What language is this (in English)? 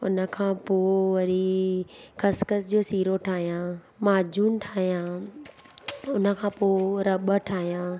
Sindhi